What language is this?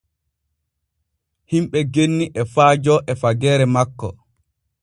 Borgu Fulfulde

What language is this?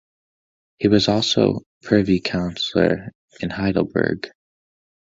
English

